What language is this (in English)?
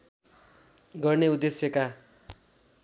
Nepali